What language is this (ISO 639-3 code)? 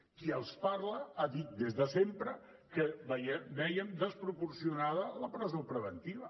cat